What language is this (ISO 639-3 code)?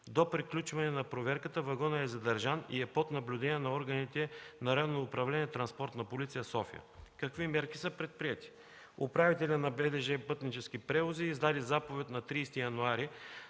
bul